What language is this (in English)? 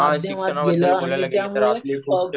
Marathi